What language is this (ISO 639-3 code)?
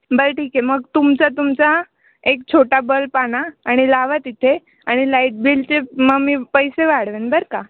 mar